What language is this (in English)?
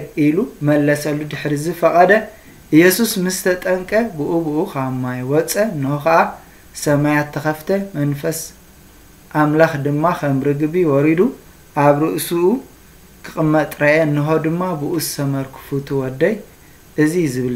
Arabic